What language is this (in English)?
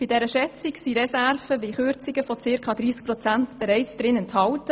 Swiss German